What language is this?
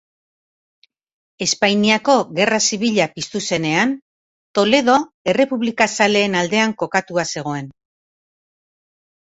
Basque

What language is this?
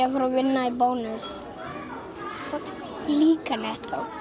Icelandic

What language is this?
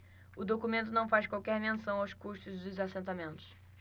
Portuguese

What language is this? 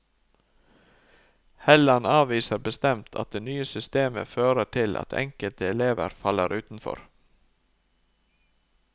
Norwegian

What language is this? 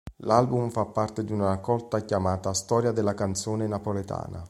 Italian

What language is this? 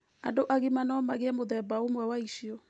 Kikuyu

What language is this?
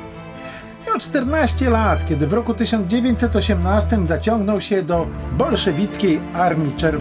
Polish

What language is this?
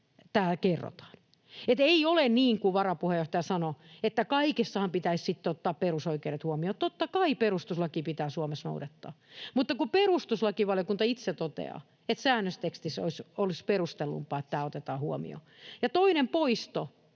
Finnish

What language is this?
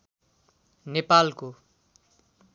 Nepali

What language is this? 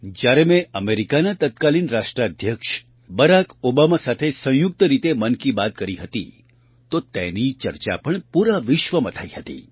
Gujarati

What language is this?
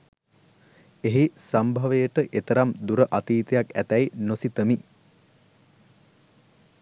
Sinhala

